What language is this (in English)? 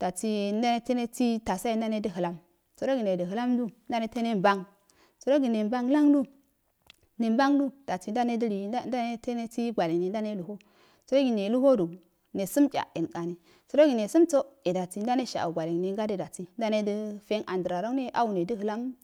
Afade